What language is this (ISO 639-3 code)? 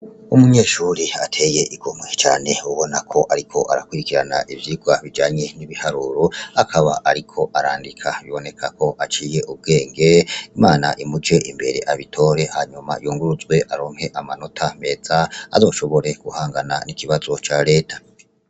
run